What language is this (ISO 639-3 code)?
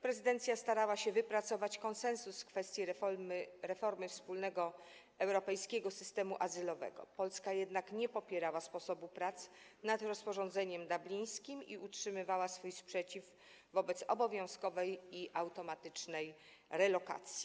pol